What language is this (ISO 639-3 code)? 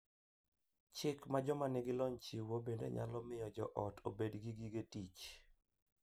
luo